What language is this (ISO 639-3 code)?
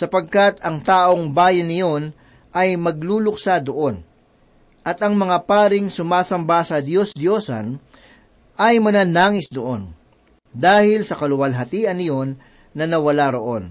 fil